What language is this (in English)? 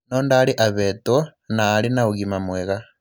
Kikuyu